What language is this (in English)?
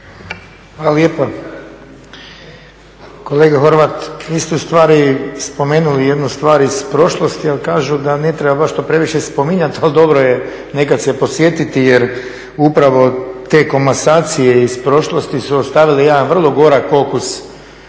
Croatian